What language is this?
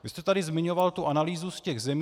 Czech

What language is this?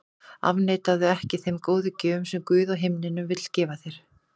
Icelandic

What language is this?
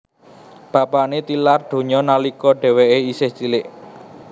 Javanese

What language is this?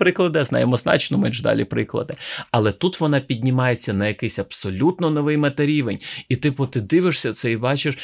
Ukrainian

